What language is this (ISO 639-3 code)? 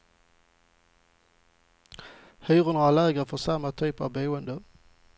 swe